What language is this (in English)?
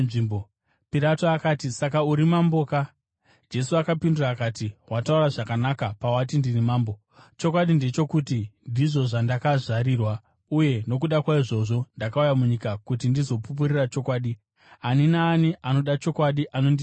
Shona